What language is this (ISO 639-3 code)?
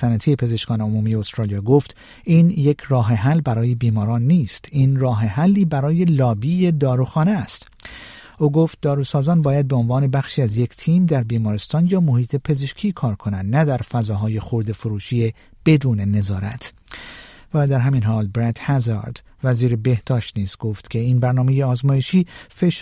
fas